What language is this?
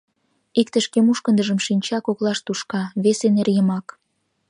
Mari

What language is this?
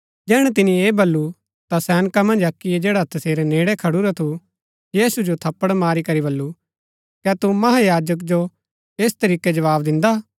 Gaddi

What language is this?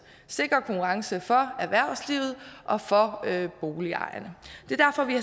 Danish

